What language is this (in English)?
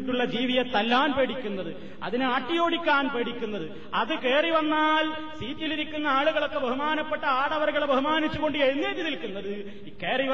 Malayalam